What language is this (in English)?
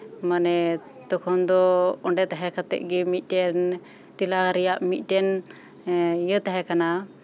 Santali